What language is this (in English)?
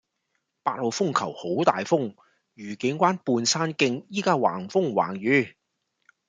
Cantonese